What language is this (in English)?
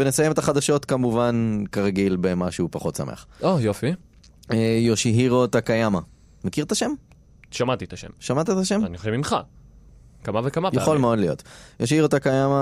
Hebrew